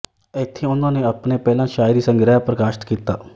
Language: Punjabi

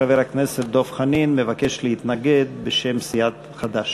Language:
Hebrew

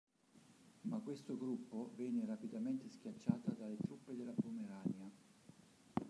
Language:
Italian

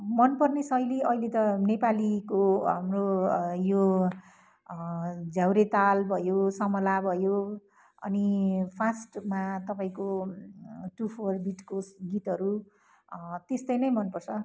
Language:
Nepali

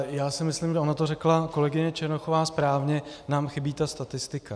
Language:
Czech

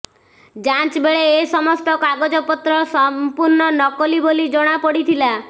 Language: Odia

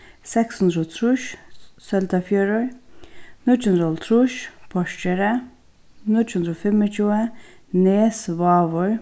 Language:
Faroese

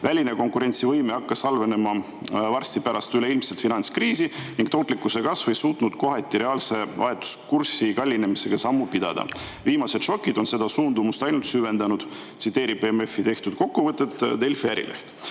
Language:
Estonian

